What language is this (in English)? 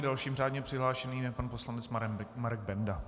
Czech